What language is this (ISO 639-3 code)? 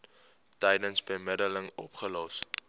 afr